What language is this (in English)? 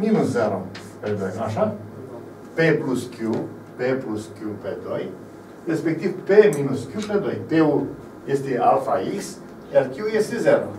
Romanian